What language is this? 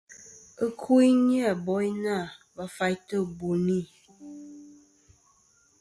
Kom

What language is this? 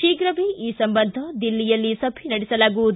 Kannada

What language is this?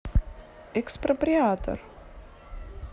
Russian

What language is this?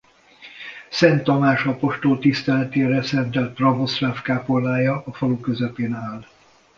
Hungarian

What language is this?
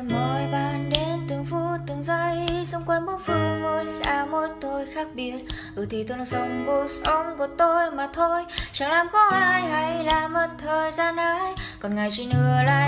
Vietnamese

